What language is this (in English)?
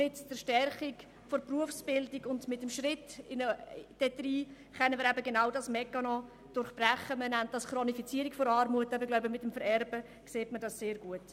Swiss German